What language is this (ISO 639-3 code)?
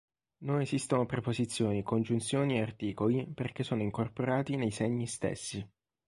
ita